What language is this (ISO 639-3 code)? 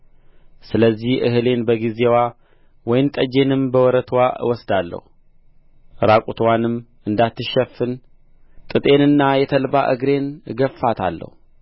amh